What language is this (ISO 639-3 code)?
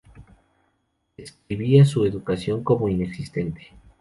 spa